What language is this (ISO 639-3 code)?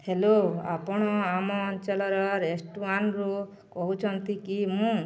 ori